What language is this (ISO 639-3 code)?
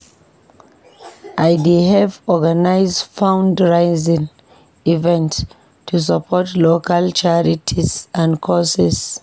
pcm